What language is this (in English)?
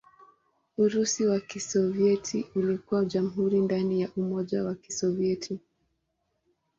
Swahili